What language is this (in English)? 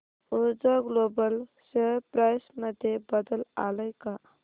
Marathi